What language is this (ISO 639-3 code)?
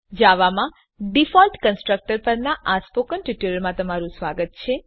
guj